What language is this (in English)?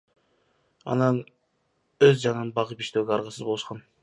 Kyrgyz